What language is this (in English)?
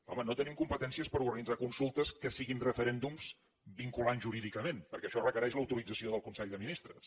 Catalan